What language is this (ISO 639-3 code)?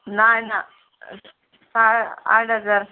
kok